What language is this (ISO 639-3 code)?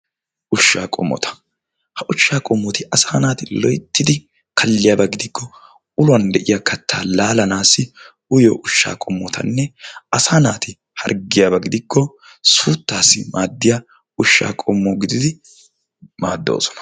wal